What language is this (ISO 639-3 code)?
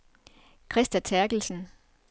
dan